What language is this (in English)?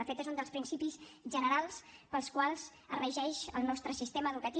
Catalan